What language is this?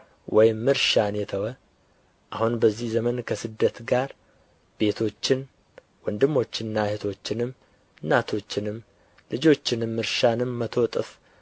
Amharic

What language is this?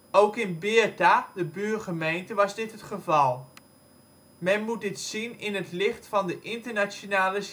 Dutch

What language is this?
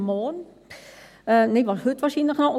Swiss German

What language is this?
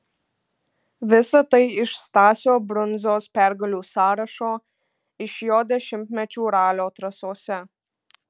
Lithuanian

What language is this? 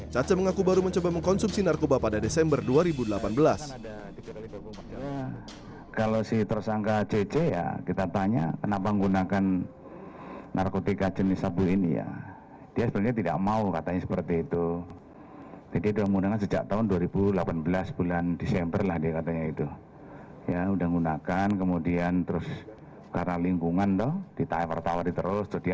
Indonesian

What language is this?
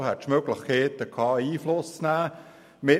Swiss German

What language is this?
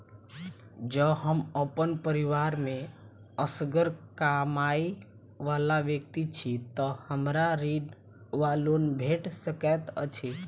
Maithili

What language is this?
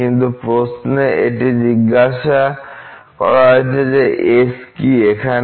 Bangla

